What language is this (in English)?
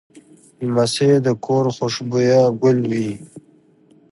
Pashto